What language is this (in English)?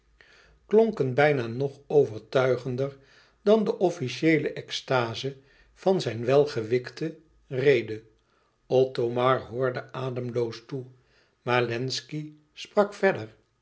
Dutch